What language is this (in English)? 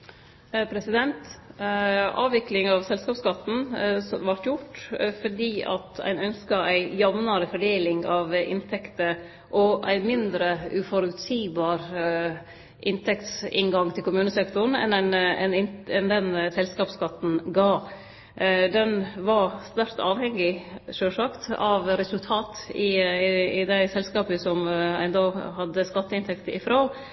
Norwegian